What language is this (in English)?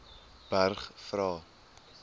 Afrikaans